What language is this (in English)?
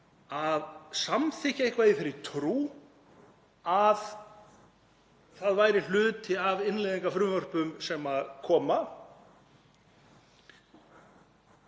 Icelandic